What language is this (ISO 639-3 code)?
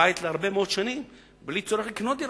heb